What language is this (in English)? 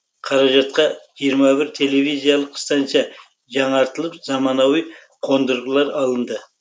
Kazakh